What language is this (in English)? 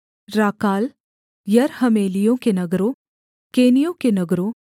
Hindi